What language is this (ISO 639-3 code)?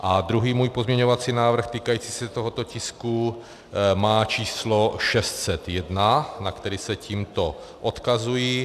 ces